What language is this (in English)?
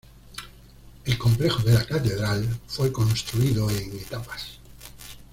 Spanish